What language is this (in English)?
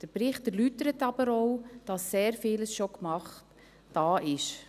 Swiss German